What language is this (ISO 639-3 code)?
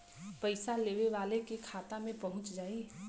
bho